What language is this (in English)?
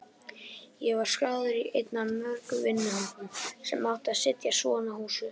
Icelandic